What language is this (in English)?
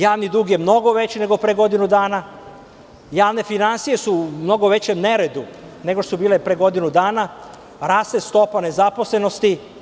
Serbian